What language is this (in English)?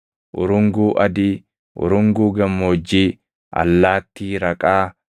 Oromo